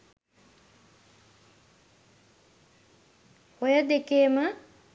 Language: Sinhala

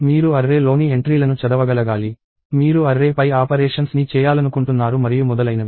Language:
Telugu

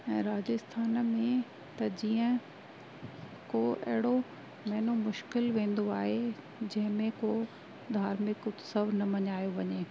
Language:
Sindhi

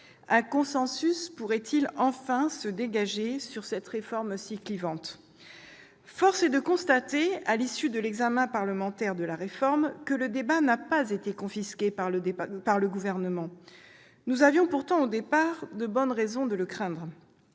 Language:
French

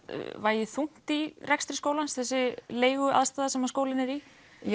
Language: Icelandic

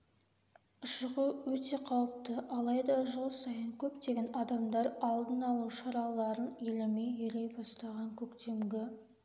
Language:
Kazakh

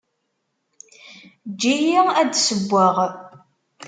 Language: Kabyle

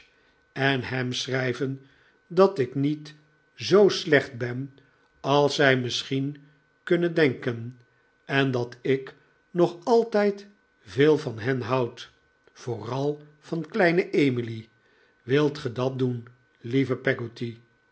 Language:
Dutch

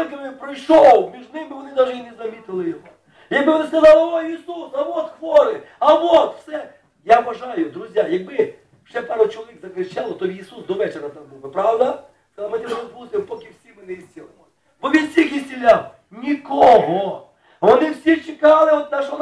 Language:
Ukrainian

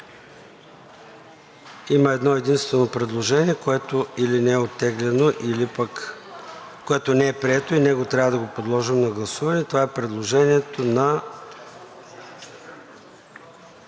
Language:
Bulgarian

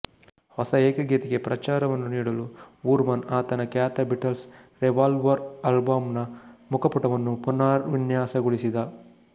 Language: Kannada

